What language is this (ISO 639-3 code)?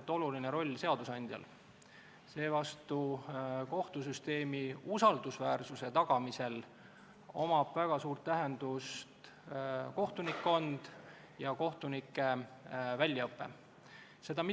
est